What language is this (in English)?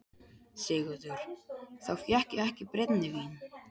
Icelandic